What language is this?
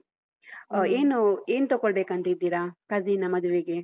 Kannada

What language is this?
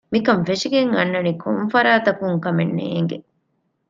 Divehi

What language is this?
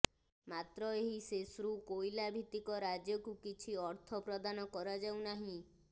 Odia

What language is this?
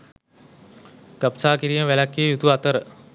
Sinhala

